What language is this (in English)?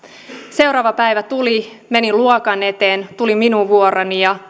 Finnish